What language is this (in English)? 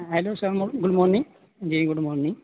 Urdu